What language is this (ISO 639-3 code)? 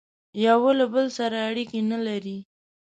pus